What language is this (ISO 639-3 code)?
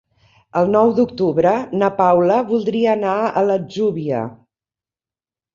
cat